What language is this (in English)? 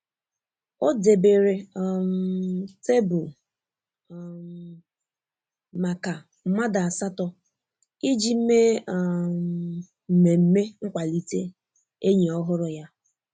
Igbo